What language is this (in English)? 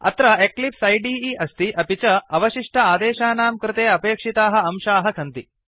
Sanskrit